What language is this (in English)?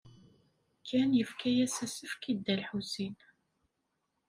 Kabyle